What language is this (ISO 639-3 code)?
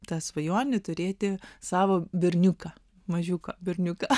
lit